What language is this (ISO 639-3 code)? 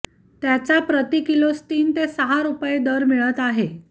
mar